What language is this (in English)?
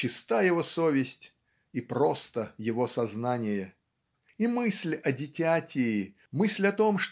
Russian